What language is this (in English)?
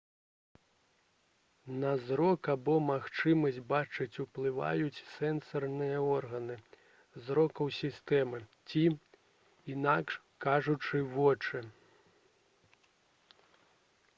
Belarusian